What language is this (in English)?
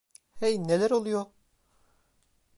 Turkish